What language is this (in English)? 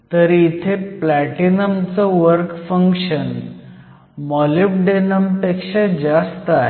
Marathi